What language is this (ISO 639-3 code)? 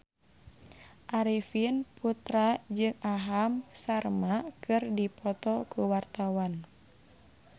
sun